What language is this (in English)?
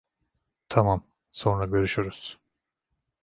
Turkish